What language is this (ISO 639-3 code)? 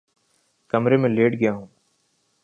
urd